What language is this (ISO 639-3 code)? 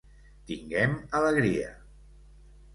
cat